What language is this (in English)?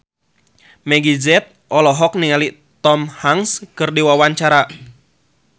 Sundanese